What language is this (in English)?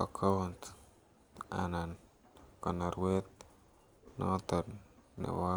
Kalenjin